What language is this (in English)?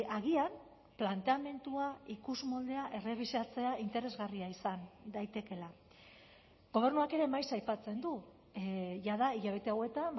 Basque